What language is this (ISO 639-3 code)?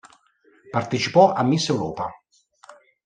ita